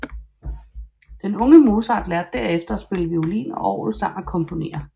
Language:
Danish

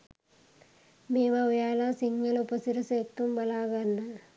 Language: Sinhala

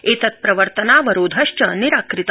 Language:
Sanskrit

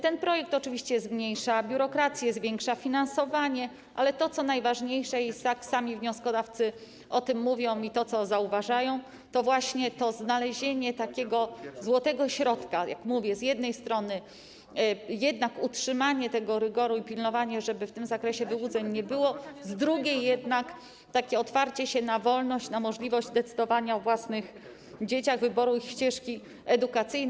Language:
Polish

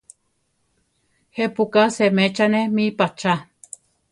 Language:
Central Tarahumara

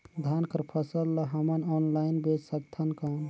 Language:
Chhattisgarhi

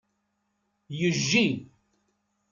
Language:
Kabyle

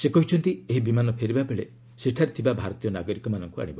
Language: Odia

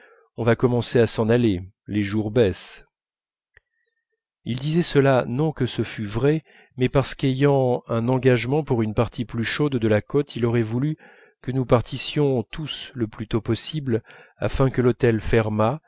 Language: French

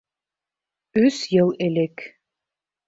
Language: Bashkir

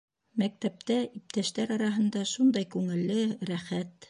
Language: Bashkir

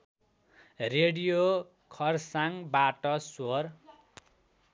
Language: Nepali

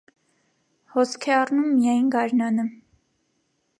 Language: Armenian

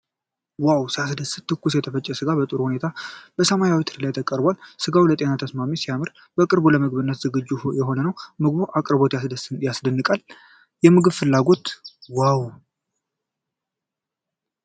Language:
Amharic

